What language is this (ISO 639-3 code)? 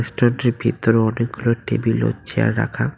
ben